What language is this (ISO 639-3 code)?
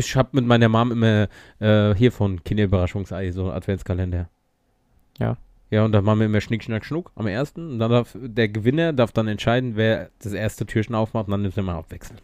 deu